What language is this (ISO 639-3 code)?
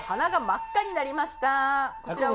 jpn